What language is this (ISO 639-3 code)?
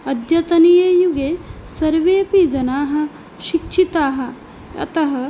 san